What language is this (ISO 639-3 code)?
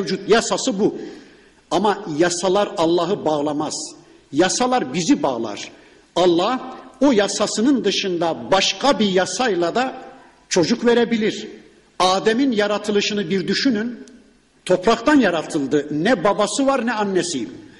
tur